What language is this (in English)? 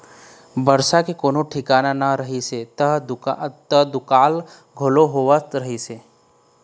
Chhattisgarhi